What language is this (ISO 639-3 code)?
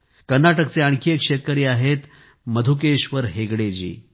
mar